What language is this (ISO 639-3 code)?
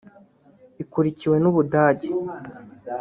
kin